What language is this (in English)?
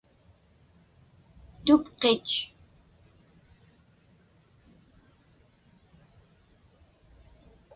Inupiaq